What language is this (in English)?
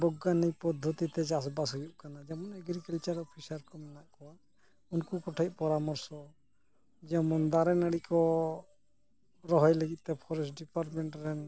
Santali